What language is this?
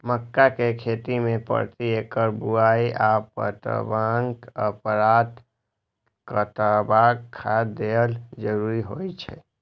Maithili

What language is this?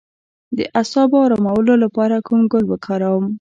Pashto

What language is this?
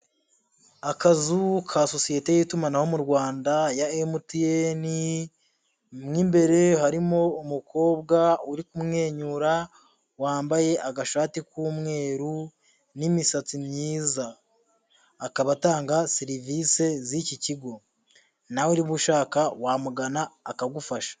Kinyarwanda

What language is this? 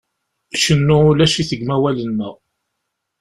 Kabyle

